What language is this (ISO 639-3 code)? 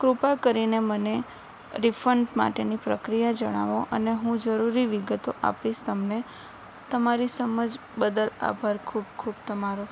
guj